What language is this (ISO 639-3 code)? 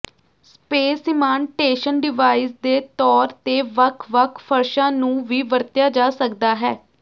pan